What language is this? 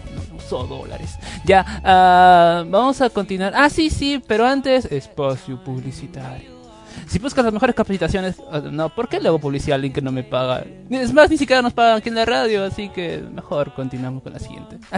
Spanish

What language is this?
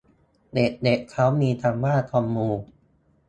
Thai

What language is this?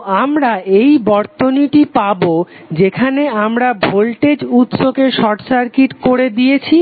Bangla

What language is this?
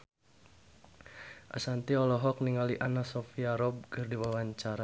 Sundanese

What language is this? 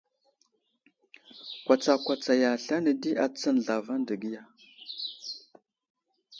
Wuzlam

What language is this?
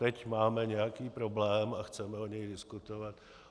Czech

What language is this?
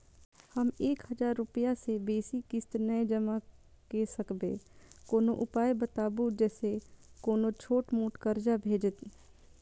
Maithili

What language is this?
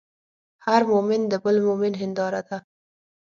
Pashto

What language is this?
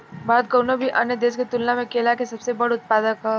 Bhojpuri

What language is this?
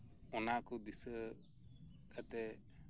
Santali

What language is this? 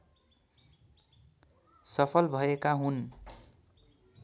Nepali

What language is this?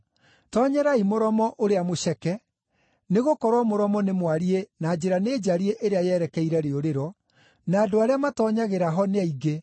Kikuyu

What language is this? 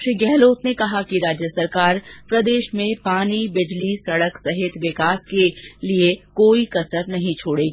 Hindi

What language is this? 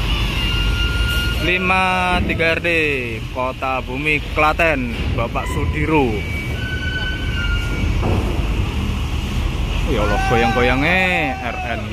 Indonesian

